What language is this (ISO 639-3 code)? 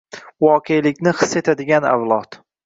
uzb